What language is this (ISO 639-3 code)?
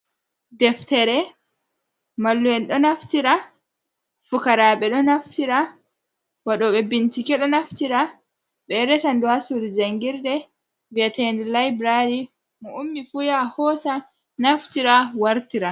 ful